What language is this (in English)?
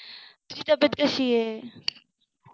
Marathi